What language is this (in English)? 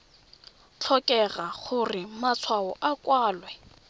Tswana